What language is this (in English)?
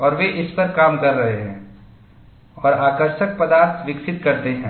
Hindi